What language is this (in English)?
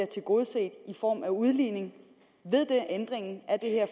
Danish